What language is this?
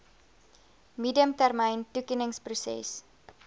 Afrikaans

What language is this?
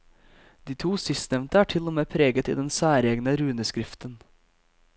Norwegian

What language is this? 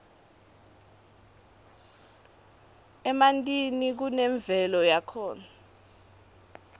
Swati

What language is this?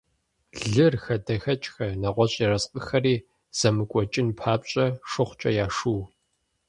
Kabardian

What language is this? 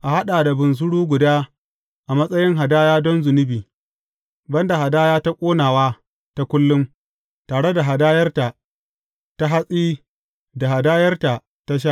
Hausa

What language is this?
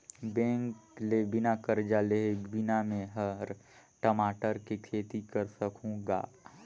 Chhattisgarhi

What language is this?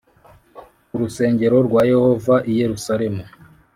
Kinyarwanda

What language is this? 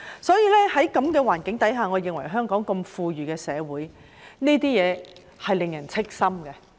Cantonese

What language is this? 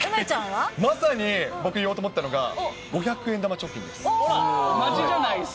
Japanese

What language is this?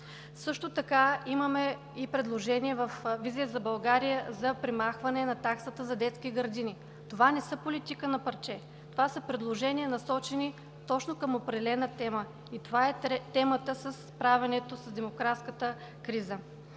Bulgarian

